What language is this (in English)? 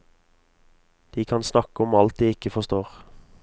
Norwegian